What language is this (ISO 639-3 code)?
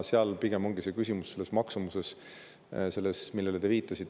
est